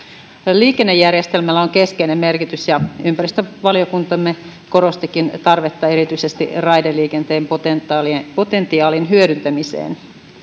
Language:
Finnish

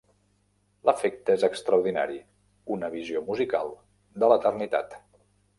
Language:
Catalan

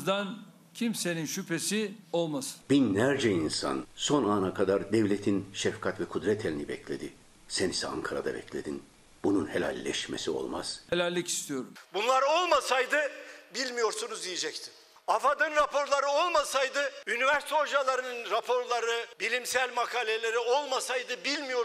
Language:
Turkish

